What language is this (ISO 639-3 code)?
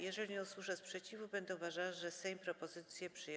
pol